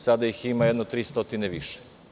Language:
Serbian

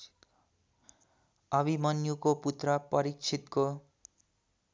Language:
Nepali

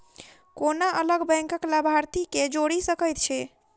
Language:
Maithili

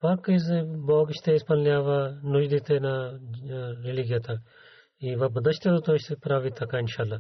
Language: Bulgarian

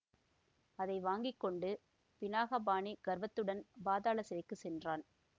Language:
Tamil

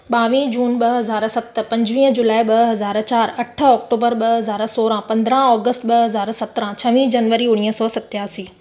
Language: Sindhi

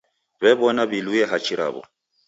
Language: Taita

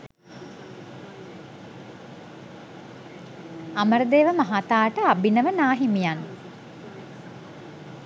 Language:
Sinhala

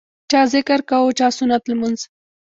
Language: Pashto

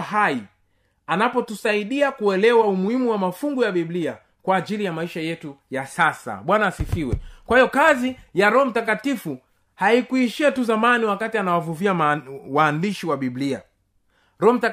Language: Swahili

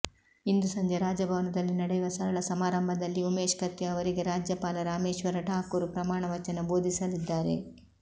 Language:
Kannada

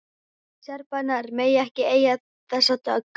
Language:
Icelandic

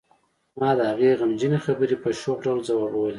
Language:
Pashto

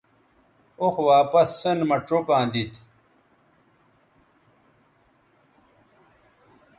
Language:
Bateri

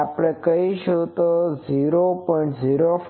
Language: Gujarati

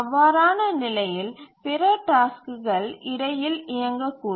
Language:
Tamil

